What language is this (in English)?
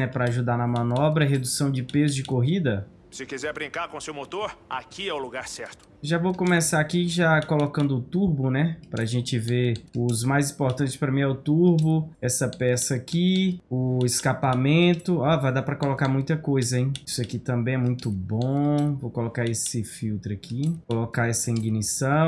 Portuguese